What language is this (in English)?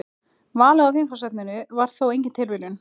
Icelandic